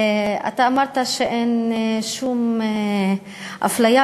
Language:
Hebrew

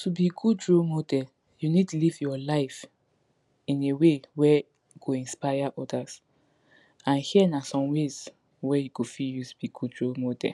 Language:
Nigerian Pidgin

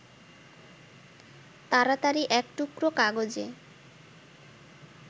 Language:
Bangla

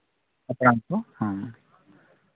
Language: Santali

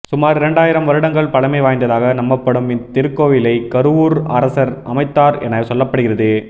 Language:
Tamil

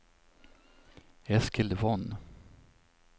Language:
Swedish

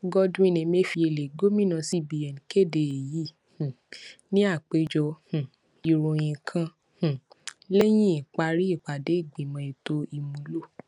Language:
Yoruba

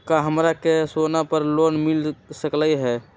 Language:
Magahi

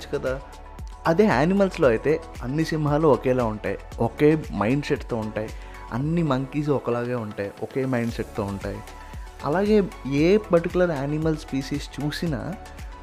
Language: Telugu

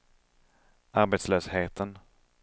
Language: Swedish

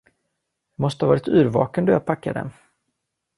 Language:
Swedish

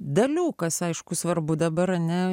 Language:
Lithuanian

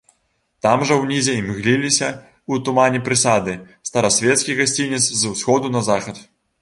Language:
Belarusian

